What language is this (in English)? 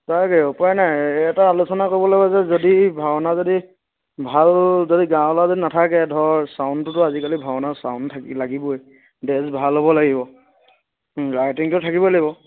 Assamese